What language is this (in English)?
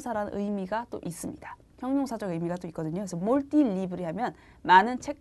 Korean